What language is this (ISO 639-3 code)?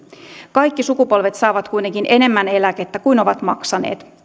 fin